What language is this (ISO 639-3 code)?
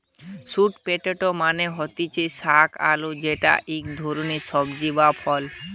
ben